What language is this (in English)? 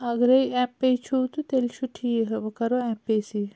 Kashmiri